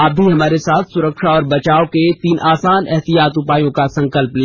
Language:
Hindi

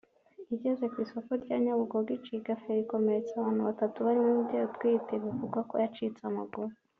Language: Kinyarwanda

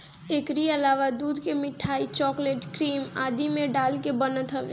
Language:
Bhojpuri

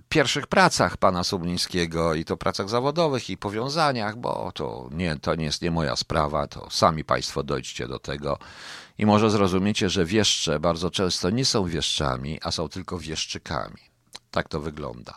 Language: Polish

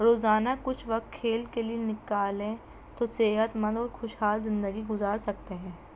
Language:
Urdu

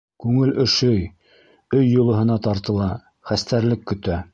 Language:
Bashkir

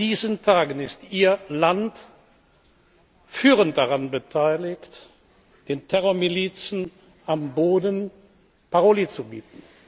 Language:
German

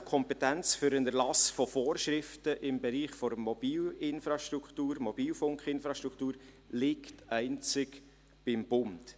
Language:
Swiss German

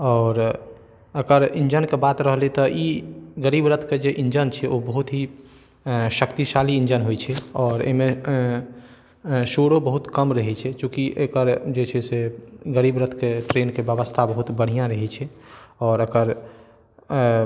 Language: Maithili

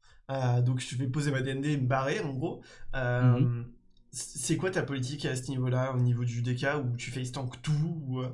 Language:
French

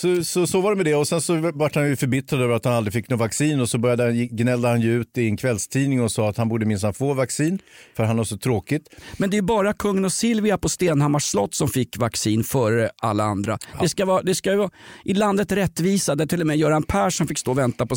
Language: Swedish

